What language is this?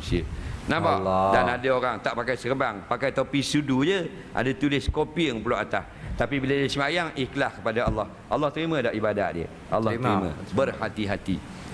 Malay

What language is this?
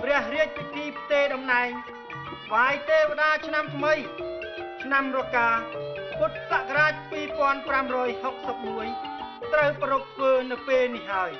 Thai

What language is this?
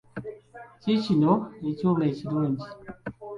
Ganda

